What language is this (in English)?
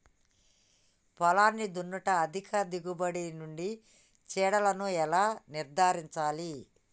Telugu